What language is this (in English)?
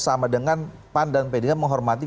Indonesian